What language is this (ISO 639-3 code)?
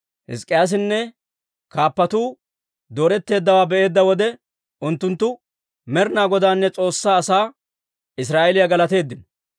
dwr